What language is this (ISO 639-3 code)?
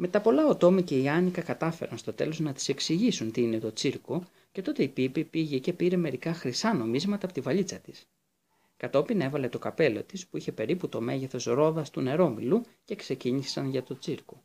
ell